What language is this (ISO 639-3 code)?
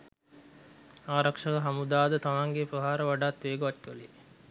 sin